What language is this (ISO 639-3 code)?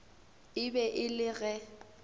nso